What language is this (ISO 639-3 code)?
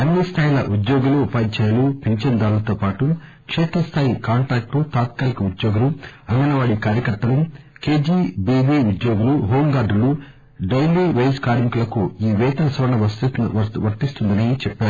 tel